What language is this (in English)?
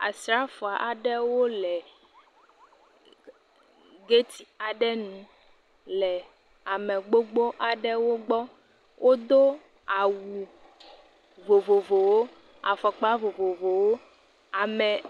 Ewe